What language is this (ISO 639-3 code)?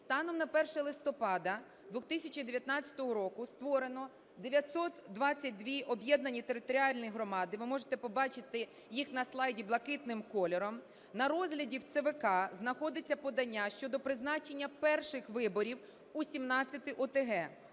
ukr